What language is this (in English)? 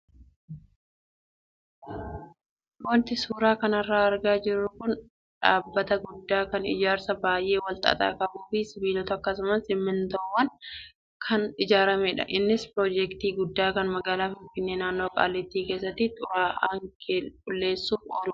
Oromo